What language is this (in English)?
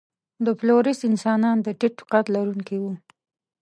Pashto